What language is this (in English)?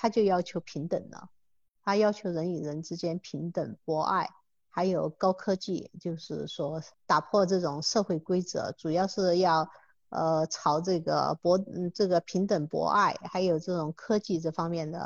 Chinese